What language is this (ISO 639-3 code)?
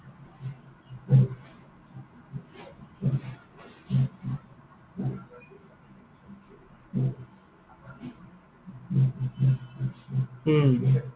asm